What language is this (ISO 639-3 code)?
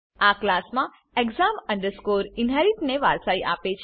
guj